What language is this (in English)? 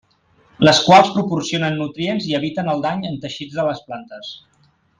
Catalan